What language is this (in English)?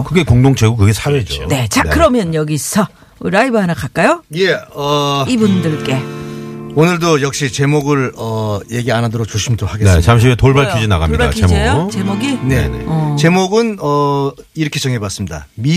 Korean